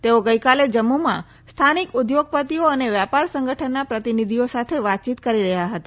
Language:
Gujarati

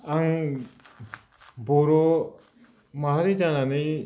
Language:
Bodo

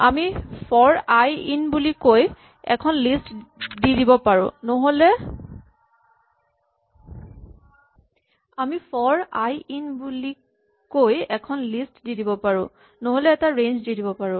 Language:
Assamese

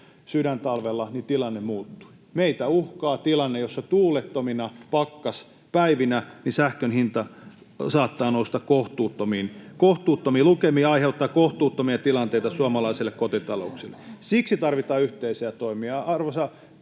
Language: Finnish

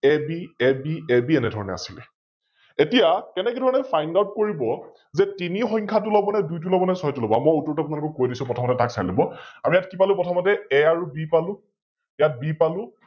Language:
Assamese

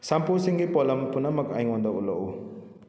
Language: Manipuri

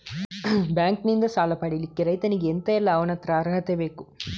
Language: Kannada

